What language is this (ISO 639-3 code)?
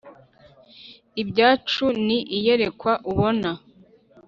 kin